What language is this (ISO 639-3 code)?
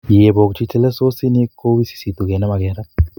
kln